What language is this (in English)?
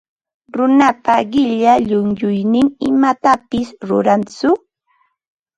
Ambo-Pasco Quechua